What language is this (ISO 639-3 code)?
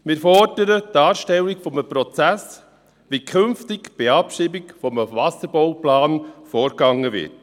gsw